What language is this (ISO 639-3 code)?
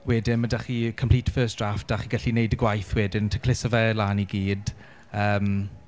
cym